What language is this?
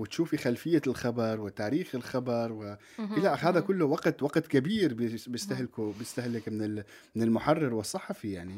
Arabic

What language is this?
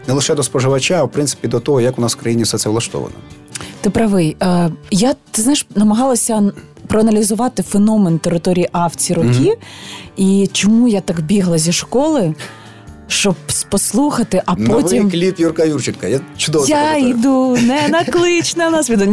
Ukrainian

